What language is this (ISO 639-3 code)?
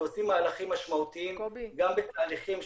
heb